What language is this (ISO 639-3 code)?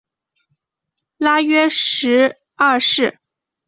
zho